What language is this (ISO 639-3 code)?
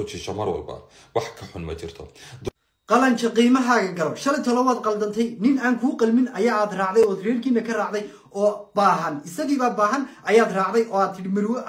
ara